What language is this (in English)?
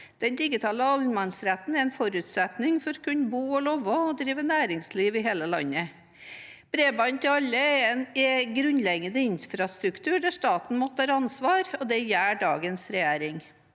Norwegian